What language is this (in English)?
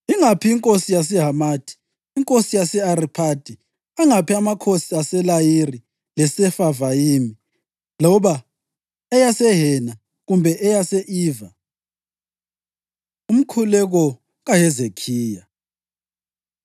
North Ndebele